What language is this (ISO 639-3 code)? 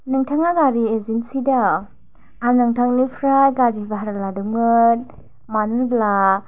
brx